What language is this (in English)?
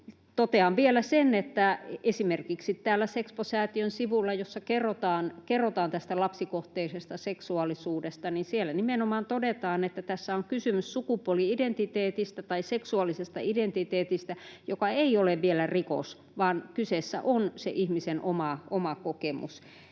Finnish